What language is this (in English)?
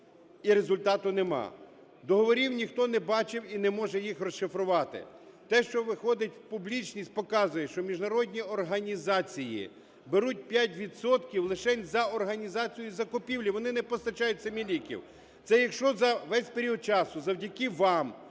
Ukrainian